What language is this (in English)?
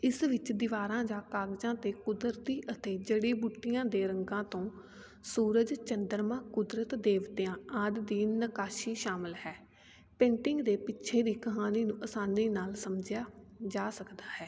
Punjabi